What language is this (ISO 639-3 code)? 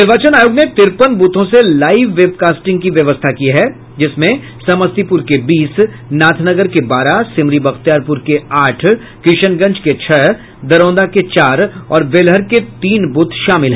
hin